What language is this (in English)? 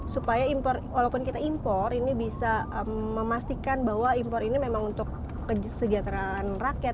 Indonesian